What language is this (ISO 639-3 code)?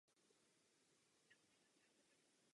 ces